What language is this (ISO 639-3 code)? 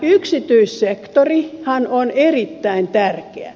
fin